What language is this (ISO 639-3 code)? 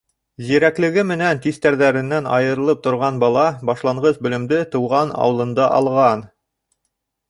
bak